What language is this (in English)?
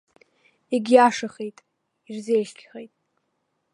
Abkhazian